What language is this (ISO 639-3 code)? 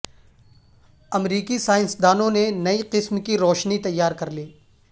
urd